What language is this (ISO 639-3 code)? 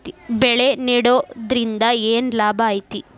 kan